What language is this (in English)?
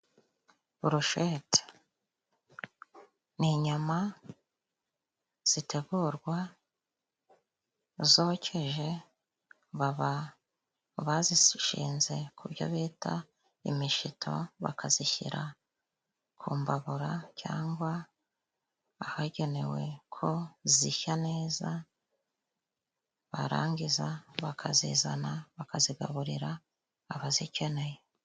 Kinyarwanda